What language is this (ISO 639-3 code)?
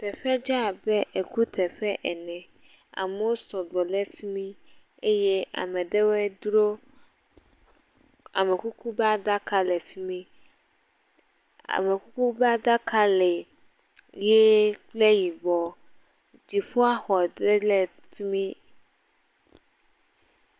ewe